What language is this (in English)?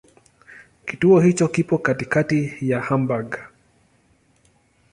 Swahili